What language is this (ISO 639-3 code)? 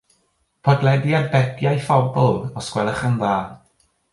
cym